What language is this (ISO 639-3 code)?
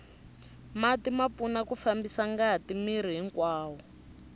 tso